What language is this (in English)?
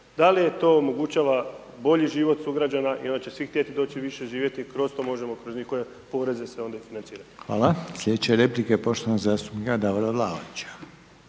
Croatian